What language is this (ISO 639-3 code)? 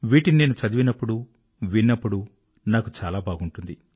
tel